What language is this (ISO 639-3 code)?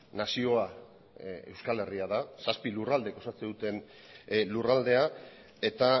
eus